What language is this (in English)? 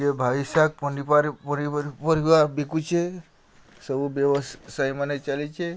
Odia